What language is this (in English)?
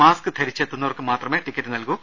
Malayalam